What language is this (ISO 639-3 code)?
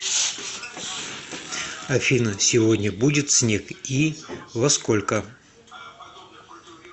rus